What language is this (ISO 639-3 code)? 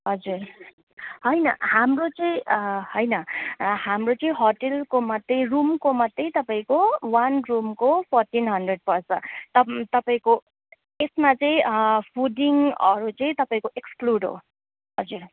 nep